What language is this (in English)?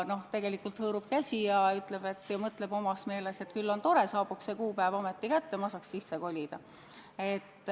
Estonian